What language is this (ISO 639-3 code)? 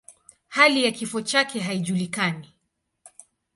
swa